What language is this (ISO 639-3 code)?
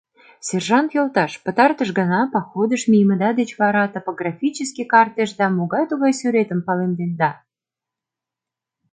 chm